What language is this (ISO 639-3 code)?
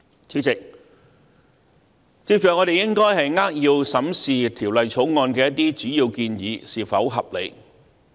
yue